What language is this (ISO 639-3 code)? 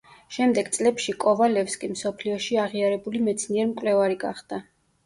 kat